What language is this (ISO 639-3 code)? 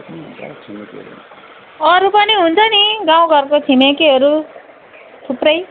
nep